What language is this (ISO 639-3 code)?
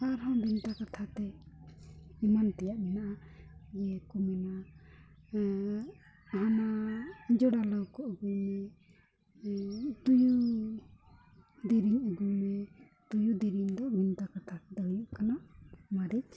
sat